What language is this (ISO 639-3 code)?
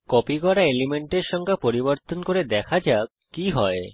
ben